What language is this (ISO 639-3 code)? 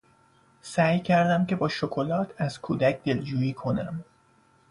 fas